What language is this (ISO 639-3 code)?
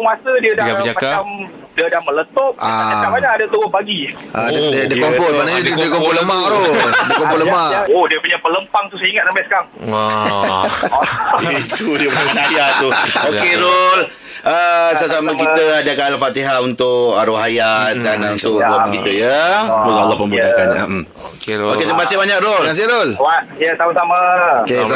msa